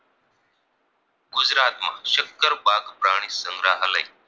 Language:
Gujarati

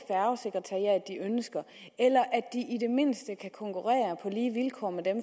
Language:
Danish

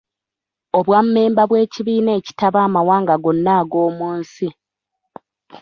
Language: Ganda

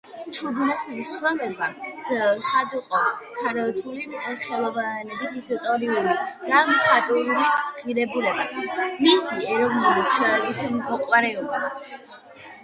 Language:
Georgian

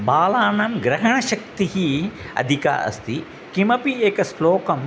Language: Sanskrit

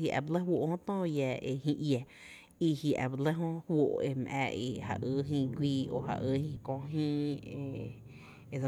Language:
Tepinapa Chinantec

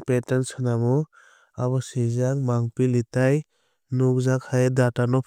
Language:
Kok Borok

